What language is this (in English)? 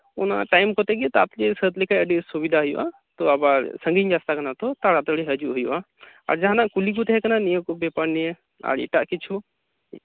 Santali